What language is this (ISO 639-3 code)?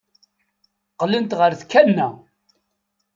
kab